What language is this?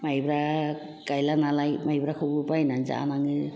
Bodo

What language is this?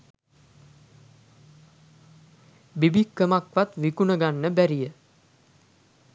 Sinhala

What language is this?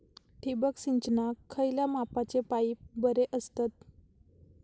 Marathi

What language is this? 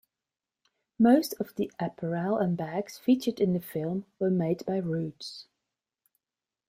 English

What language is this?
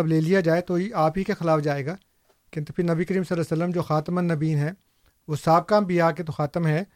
Urdu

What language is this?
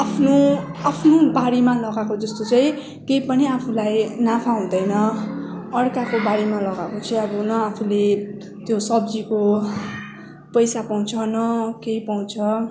Nepali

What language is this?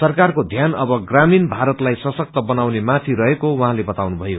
Nepali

